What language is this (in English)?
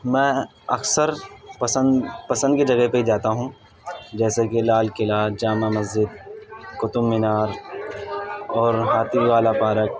Urdu